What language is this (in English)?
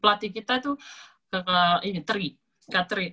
Indonesian